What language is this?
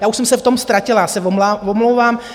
Czech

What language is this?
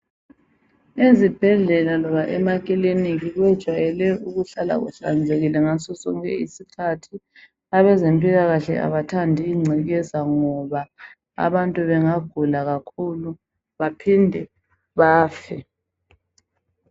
North Ndebele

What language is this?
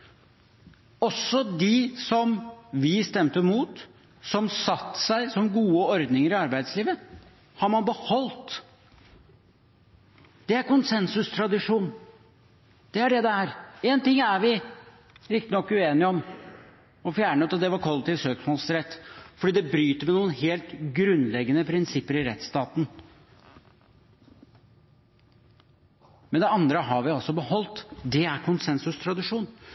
Norwegian Bokmål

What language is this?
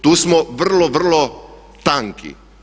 Croatian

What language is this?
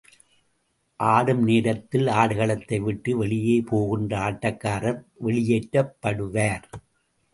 Tamil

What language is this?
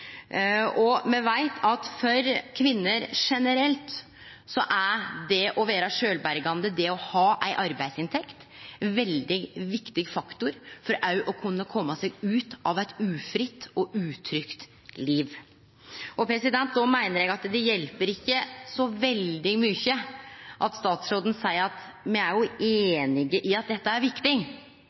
Norwegian Nynorsk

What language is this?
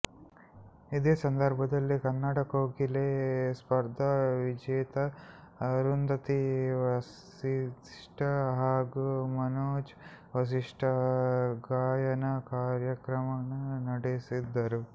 Kannada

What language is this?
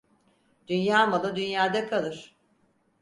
Turkish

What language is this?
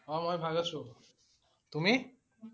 Assamese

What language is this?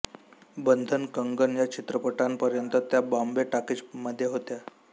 Marathi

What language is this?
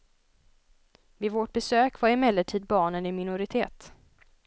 Swedish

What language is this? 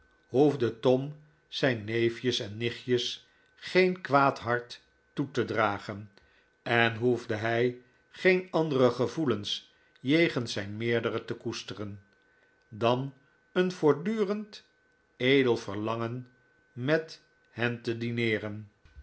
Dutch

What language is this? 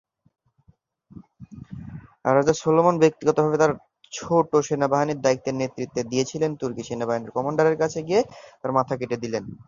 Bangla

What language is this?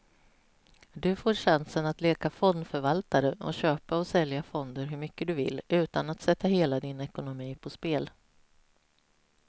Swedish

